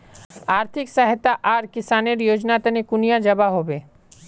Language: Magahi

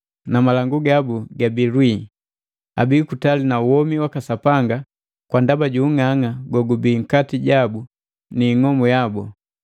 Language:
Matengo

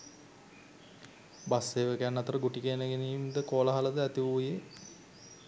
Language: Sinhala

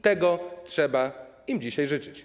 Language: Polish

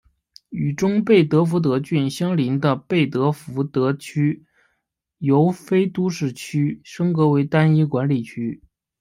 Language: Chinese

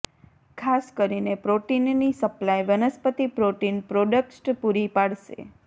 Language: Gujarati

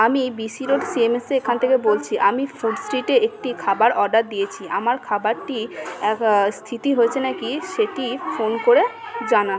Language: Bangla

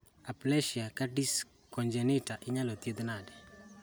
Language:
Luo (Kenya and Tanzania)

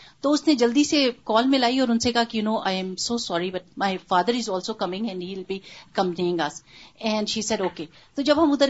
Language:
Urdu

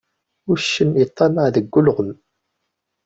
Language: Kabyle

